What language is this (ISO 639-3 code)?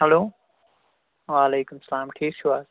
kas